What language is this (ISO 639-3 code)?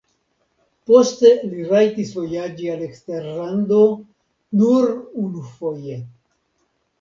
epo